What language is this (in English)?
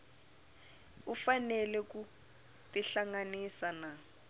Tsonga